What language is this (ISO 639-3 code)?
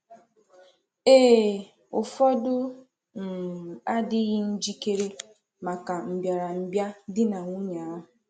ibo